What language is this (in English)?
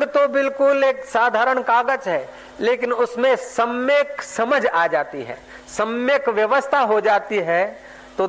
Hindi